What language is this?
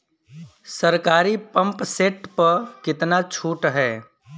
Bhojpuri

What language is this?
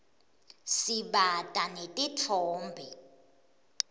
Swati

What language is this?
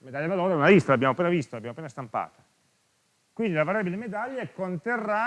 Italian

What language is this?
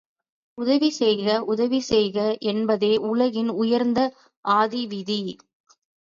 Tamil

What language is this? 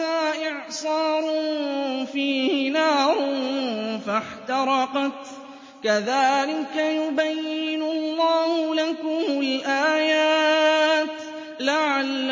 Arabic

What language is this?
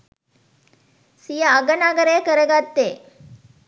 Sinhala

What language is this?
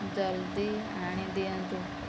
Odia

